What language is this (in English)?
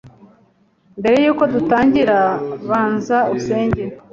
Kinyarwanda